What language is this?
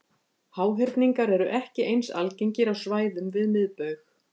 Icelandic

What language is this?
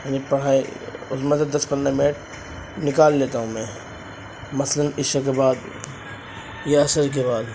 Urdu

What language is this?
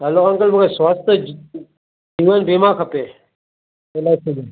Sindhi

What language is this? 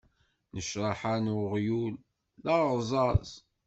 Kabyle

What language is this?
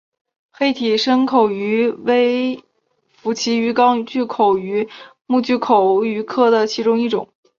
Chinese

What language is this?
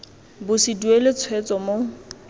Tswana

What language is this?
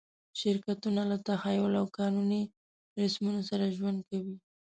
Pashto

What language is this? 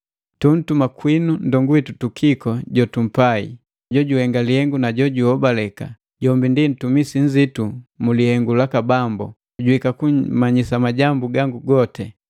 Matengo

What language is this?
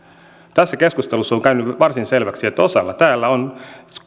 Finnish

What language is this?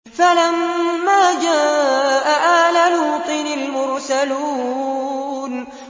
Arabic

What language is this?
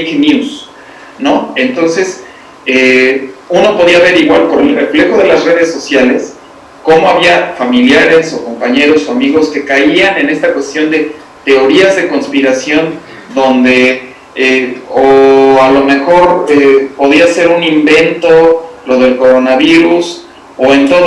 Spanish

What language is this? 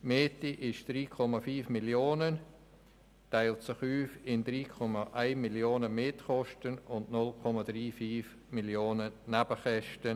Swiss German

